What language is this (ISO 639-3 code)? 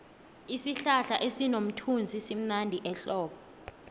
nbl